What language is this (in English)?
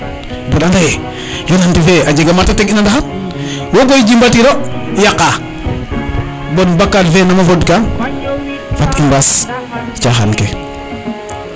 Serer